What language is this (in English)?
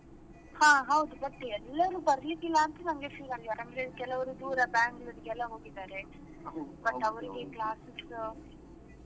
Kannada